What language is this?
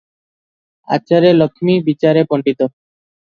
Odia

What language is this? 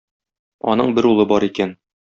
Tatar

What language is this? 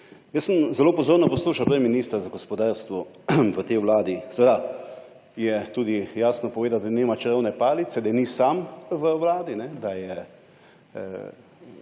Slovenian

